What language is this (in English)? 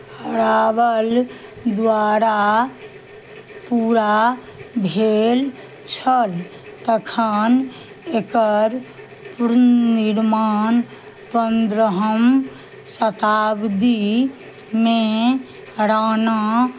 Maithili